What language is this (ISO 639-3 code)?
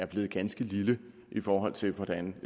dan